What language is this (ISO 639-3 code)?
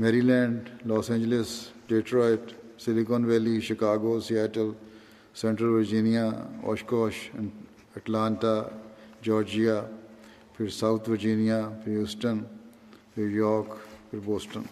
urd